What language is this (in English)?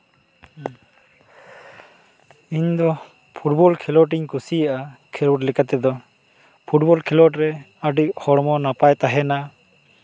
Santali